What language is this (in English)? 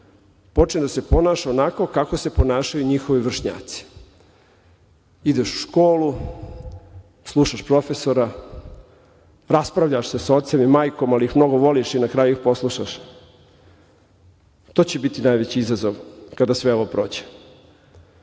Serbian